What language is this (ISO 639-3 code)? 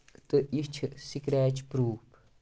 kas